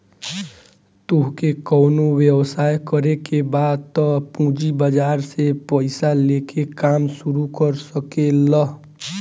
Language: Bhojpuri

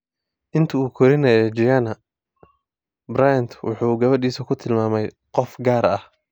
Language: Somali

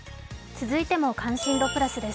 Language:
Japanese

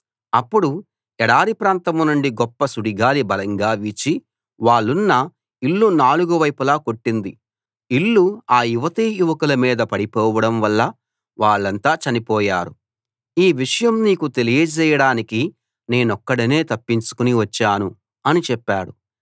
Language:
Telugu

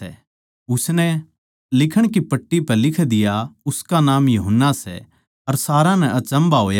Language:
Haryanvi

